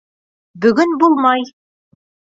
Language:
Bashkir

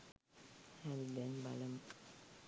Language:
Sinhala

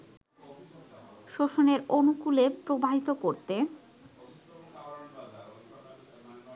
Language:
Bangla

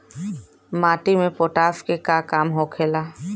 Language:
Bhojpuri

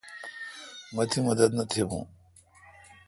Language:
Kalkoti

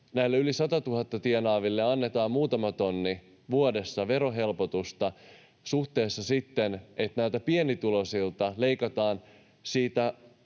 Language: Finnish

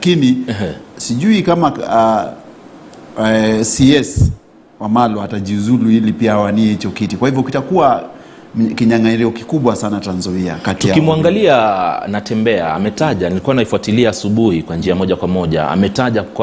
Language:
Swahili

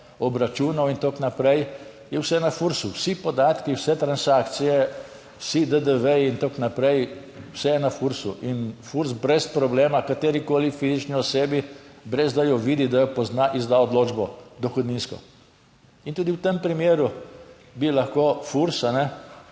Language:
Slovenian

